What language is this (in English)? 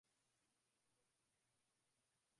Swahili